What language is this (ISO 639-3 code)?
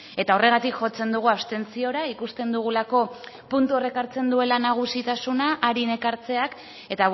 eus